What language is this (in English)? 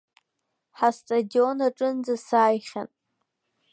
Abkhazian